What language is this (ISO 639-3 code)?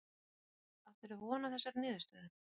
isl